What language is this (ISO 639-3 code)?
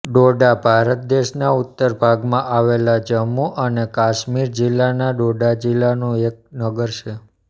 guj